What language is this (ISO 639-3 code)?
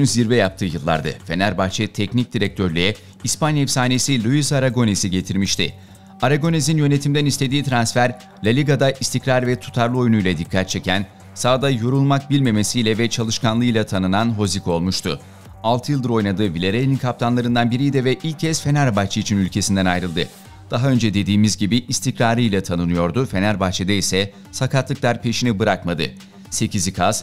tur